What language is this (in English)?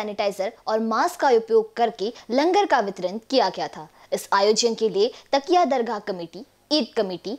Hindi